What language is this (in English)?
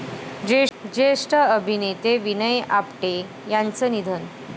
Marathi